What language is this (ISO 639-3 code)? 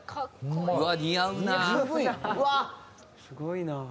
jpn